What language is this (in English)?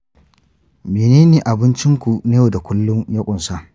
Hausa